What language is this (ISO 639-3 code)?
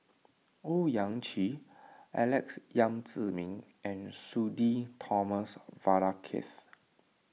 eng